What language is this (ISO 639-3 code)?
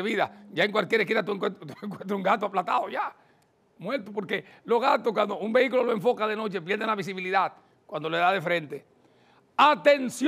spa